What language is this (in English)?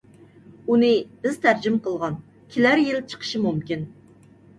Uyghur